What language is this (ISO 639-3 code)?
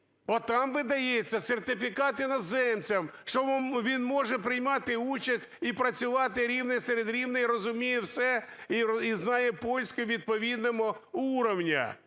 ukr